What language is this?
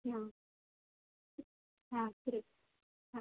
Marathi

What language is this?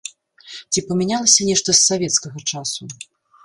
Belarusian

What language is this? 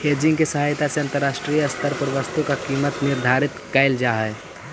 Magahi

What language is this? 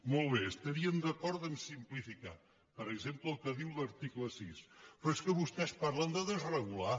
Catalan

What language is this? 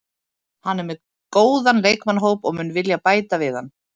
Icelandic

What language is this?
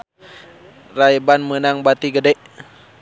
Sundanese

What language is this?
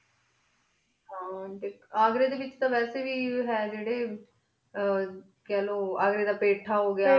Punjabi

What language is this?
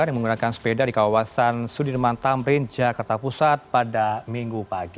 Indonesian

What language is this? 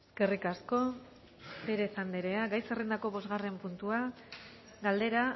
Basque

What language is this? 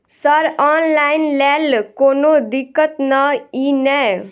Maithili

